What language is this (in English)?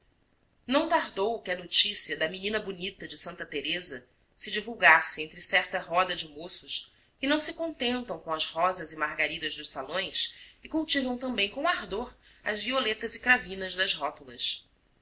Portuguese